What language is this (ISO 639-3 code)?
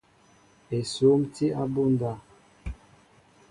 mbo